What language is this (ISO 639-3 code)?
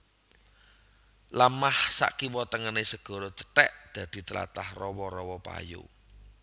jav